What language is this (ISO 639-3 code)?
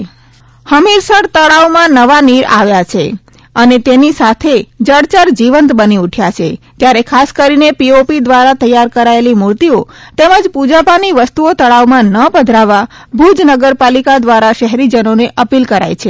guj